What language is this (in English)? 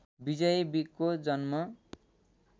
Nepali